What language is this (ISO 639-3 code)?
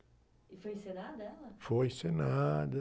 por